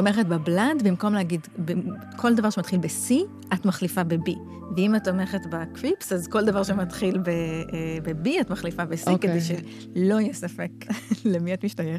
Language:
Hebrew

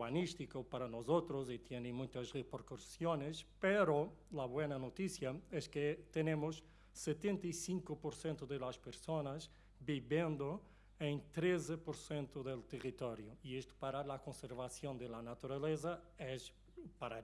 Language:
Portuguese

